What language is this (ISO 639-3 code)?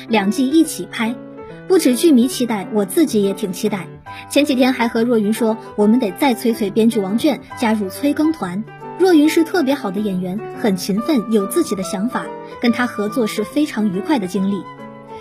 zho